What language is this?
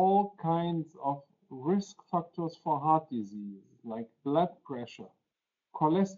Polish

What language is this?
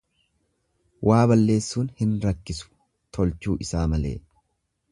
Oromo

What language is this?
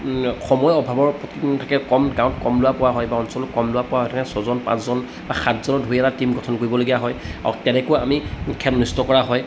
Assamese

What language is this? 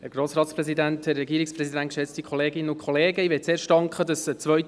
Swiss German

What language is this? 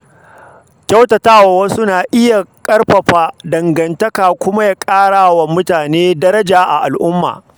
Hausa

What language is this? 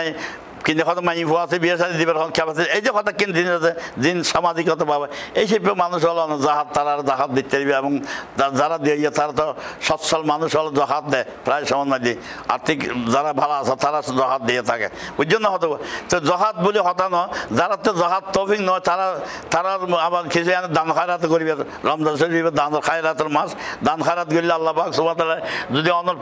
Bangla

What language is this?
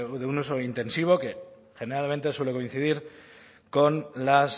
Spanish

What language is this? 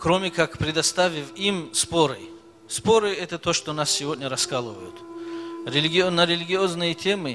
Russian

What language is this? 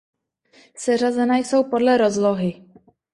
Czech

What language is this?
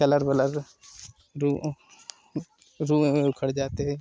Hindi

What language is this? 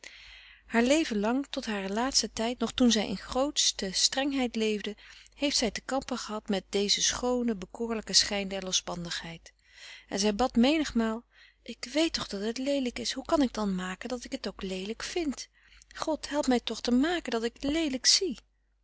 Dutch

